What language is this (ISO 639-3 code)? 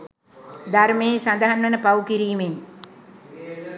sin